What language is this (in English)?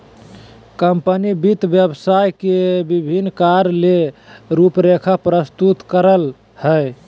Magahi